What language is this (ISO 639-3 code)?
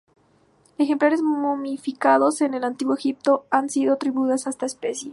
spa